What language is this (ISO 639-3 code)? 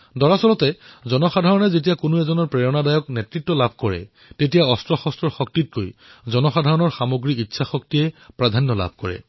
asm